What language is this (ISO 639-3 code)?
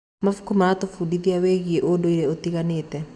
kik